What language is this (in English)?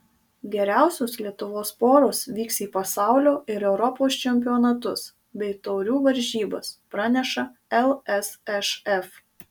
Lithuanian